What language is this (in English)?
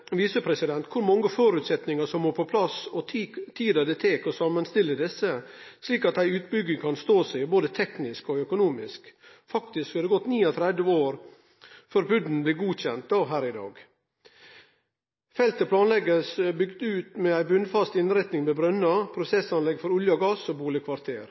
Norwegian Nynorsk